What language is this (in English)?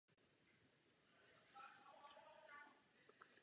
Czech